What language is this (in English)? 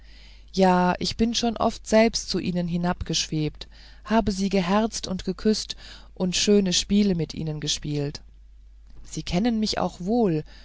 German